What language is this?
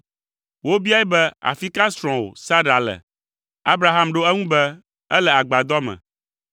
Ewe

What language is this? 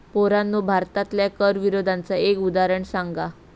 Marathi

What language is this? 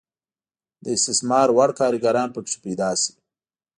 Pashto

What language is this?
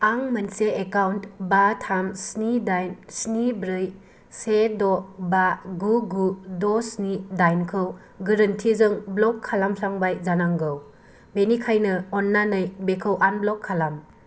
Bodo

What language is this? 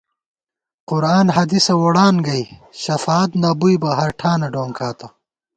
Gawar-Bati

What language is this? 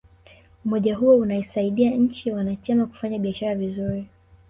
Swahili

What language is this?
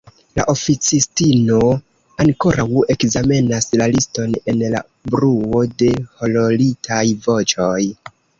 Esperanto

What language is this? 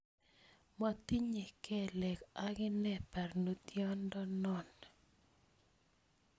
Kalenjin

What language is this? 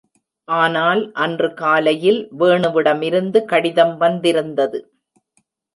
Tamil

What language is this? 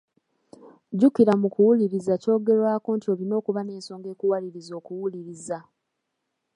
Ganda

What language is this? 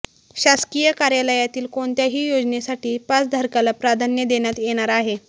Marathi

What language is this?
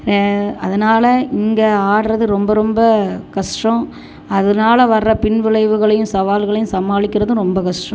Tamil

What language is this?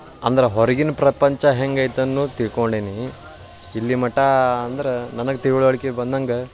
Kannada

